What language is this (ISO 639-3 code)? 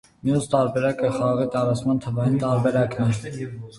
hye